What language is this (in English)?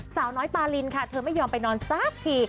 Thai